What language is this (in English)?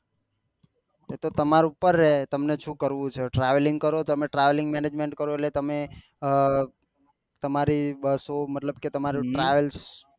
Gujarati